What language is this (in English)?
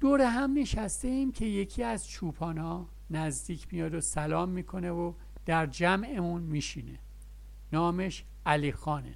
Persian